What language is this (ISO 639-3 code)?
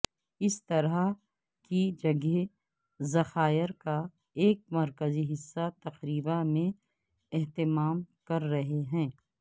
urd